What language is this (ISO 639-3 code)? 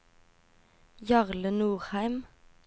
nor